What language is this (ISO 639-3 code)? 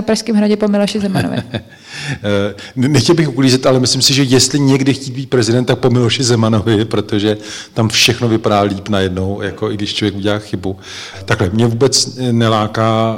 ces